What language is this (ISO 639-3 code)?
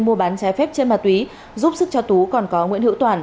vie